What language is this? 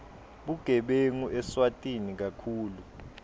Swati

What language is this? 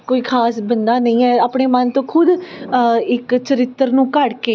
Punjabi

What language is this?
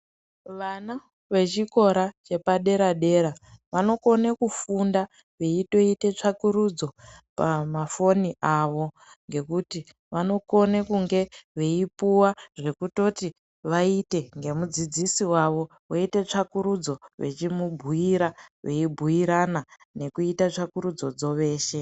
Ndau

